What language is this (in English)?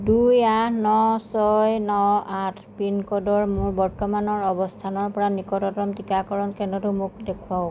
Assamese